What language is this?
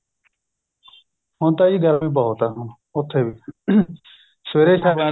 Punjabi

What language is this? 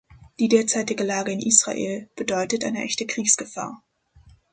German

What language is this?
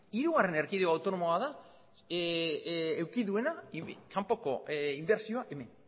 Basque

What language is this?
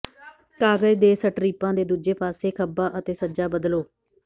Punjabi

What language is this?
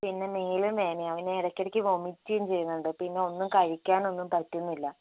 Malayalam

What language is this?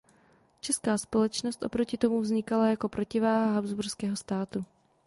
Czech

